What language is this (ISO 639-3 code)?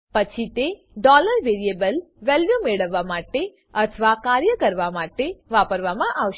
guj